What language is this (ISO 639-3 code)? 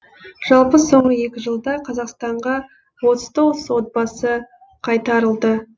kaz